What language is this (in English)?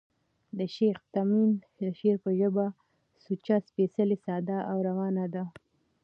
Pashto